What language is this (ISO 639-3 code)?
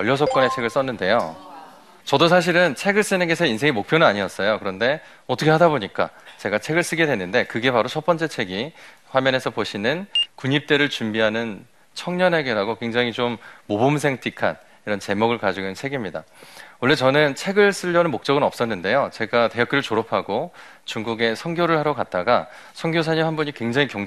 kor